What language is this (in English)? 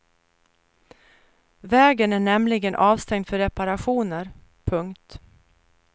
Swedish